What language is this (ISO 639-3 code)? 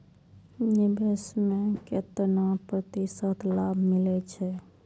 mai